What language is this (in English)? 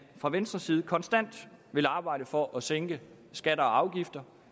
Danish